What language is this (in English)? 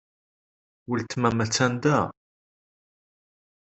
Kabyle